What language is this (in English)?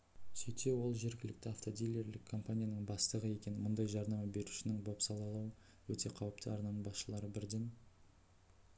Kazakh